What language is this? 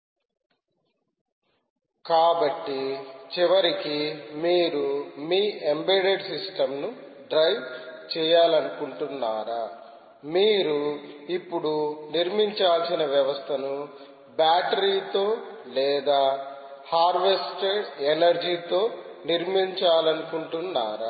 Telugu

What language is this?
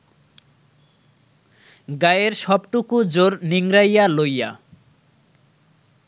Bangla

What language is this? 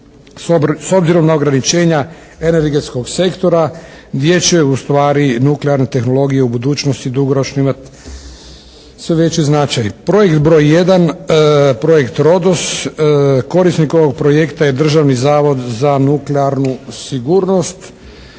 Croatian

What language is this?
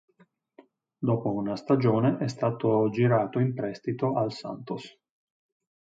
Italian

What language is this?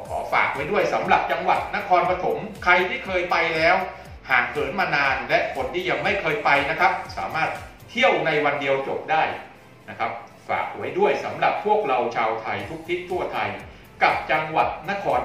Thai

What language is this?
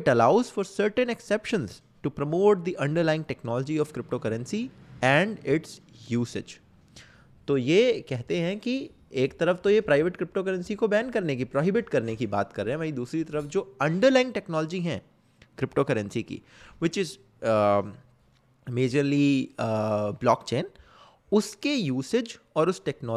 Hindi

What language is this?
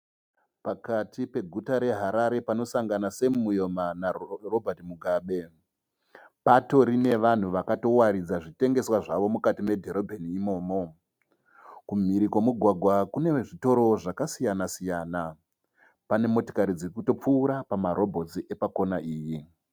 Shona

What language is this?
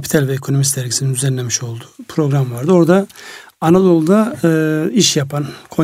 Turkish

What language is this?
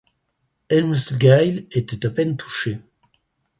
French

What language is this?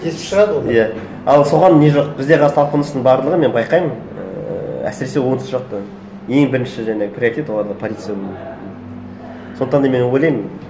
Kazakh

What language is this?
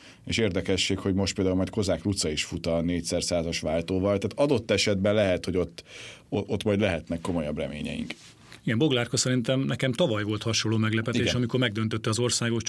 Hungarian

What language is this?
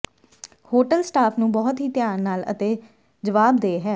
Punjabi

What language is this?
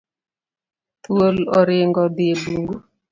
Luo (Kenya and Tanzania)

